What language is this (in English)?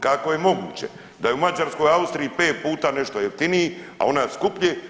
Croatian